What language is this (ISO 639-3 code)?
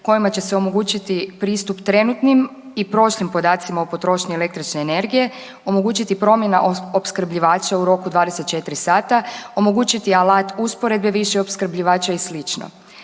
hrv